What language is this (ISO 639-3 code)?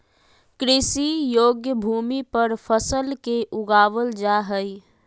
mag